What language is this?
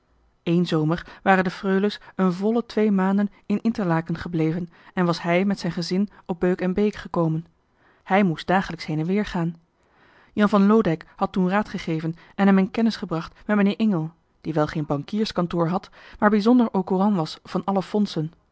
Dutch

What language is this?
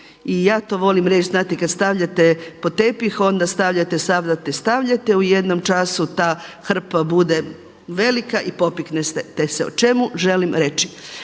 Croatian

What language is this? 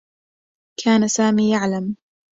Arabic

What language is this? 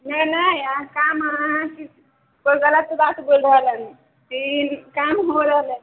Maithili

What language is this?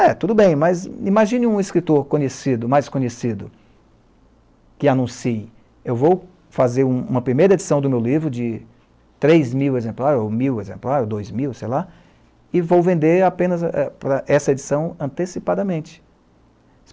Portuguese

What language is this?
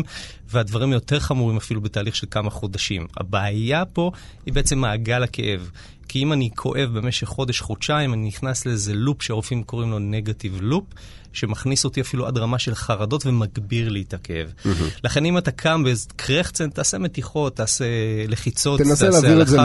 Hebrew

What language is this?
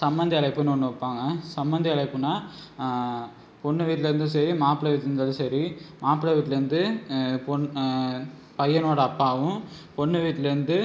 Tamil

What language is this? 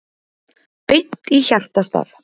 Icelandic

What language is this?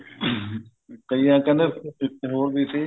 Punjabi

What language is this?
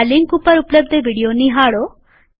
Gujarati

